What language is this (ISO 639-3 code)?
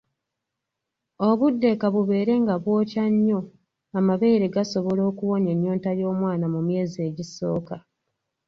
lug